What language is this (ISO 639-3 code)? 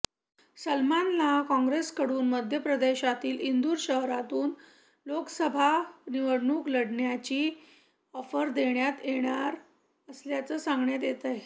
mar